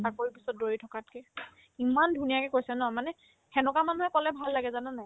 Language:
Assamese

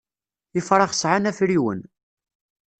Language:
Kabyle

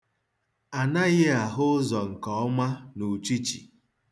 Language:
Igbo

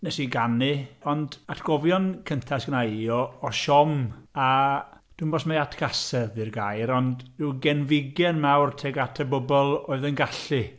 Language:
Welsh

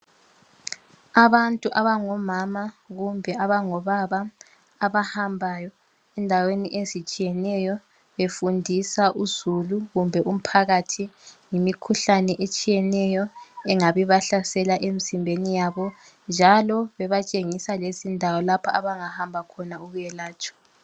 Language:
North Ndebele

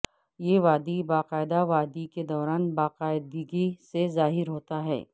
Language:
Urdu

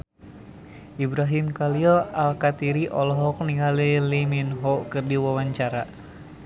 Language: Sundanese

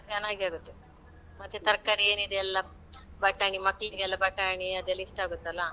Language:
Kannada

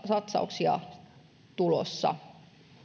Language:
Finnish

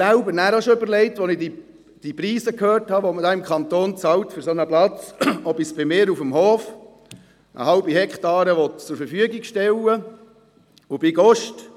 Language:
Swiss German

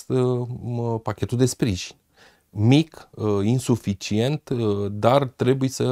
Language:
Romanian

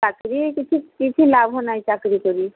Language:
Odia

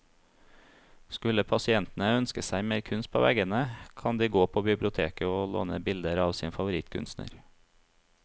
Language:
Norwegian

